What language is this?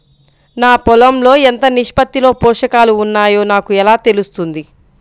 Telugu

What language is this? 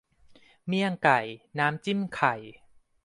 Thai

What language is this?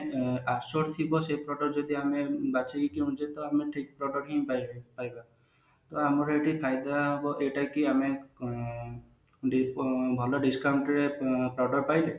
Odia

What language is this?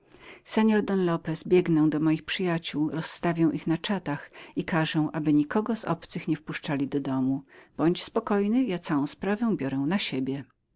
Polish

